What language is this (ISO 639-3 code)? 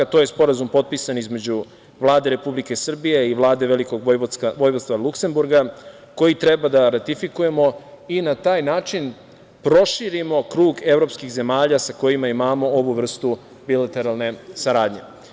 srp